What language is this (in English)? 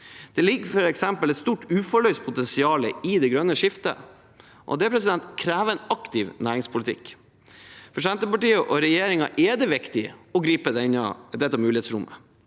Norwegian